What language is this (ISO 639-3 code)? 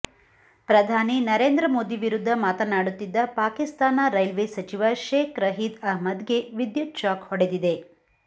kan